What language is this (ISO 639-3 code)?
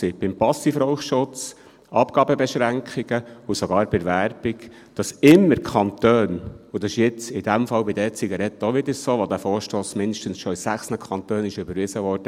gsw